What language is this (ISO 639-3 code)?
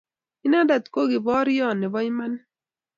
kln